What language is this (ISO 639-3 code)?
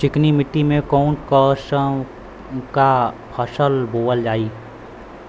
bho